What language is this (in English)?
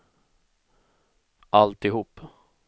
Swedish